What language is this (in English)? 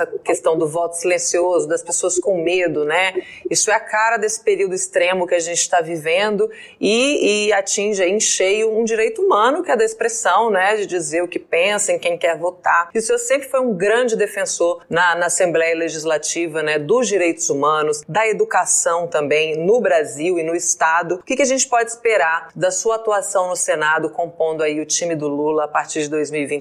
Portuguese